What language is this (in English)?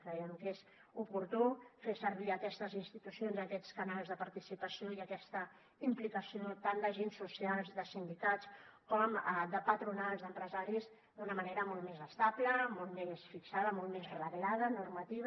Catalan